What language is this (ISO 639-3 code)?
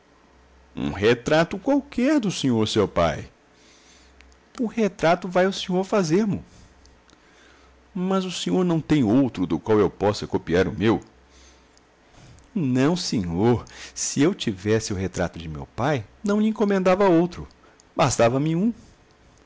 por